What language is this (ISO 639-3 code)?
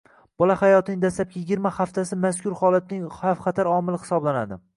uzb